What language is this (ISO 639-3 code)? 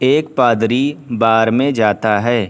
urd